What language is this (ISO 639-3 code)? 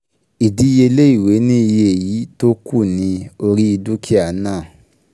yor